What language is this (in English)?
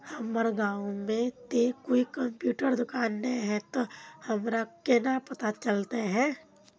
Magahi